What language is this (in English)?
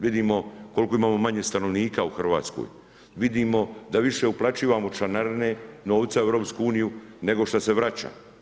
Croatian